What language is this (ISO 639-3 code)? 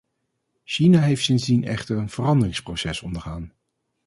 nld